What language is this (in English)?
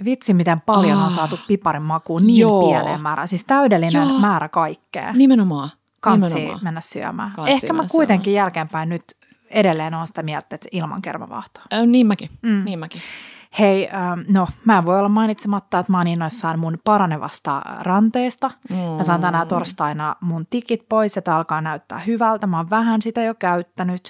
Finnish